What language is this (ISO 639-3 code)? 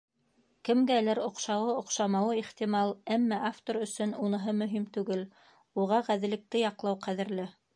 bak